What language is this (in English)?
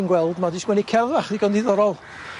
Welsh